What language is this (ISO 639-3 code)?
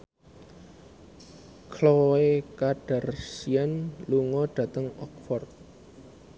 jav